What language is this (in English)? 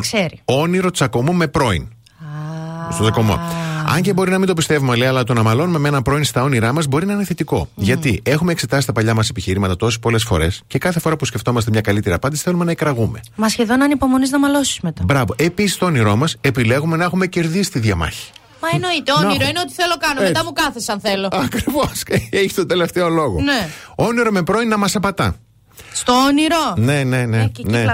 Greek